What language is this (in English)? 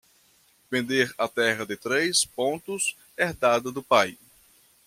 Portuguese